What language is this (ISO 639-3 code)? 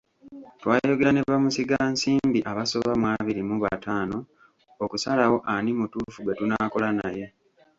lug